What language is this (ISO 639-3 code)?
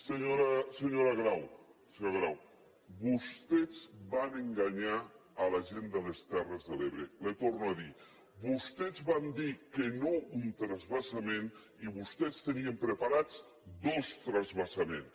cat